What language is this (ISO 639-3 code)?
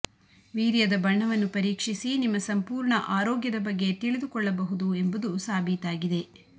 kan